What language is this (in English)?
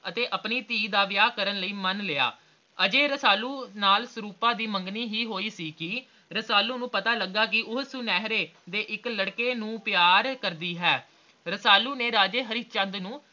Punjabi